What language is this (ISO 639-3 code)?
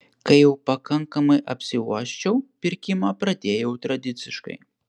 lit